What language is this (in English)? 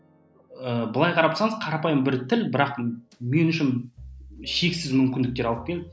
Kazakh